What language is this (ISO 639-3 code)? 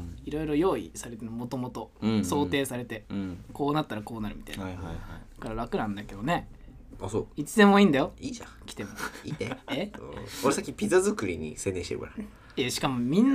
jpn